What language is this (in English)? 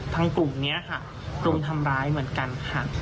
Thai